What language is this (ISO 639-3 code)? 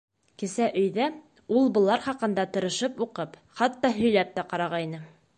bak